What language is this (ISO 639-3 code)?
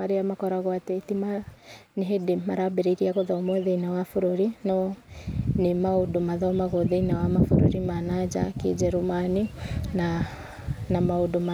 kik